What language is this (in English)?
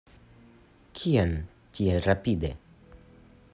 Esperanto